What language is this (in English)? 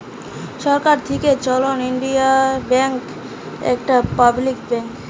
Bangla